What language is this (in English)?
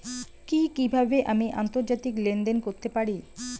Bangla